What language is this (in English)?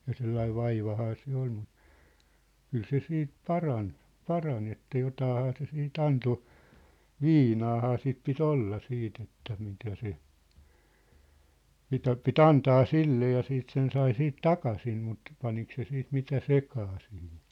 Finnish